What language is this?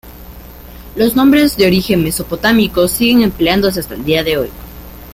Spanish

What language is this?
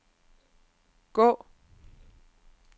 Danish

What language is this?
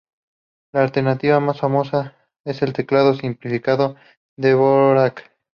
Spanish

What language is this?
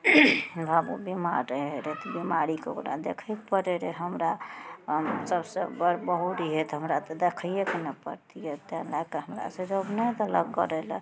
Maithili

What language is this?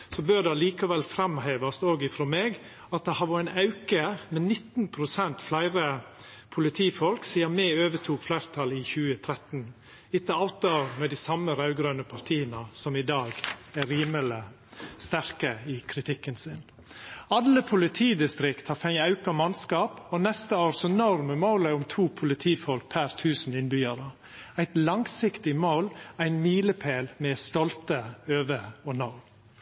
Norwegian Nynorsk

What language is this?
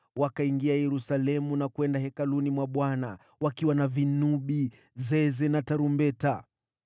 Swahili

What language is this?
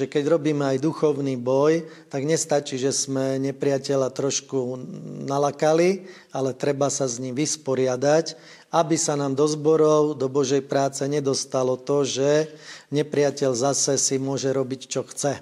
Slovak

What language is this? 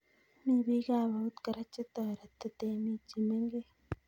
Kalenjin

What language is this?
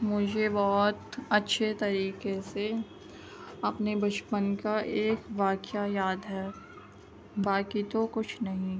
Urdu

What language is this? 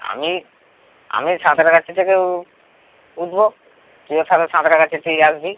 Bangla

